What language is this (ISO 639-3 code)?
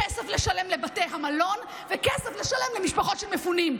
heb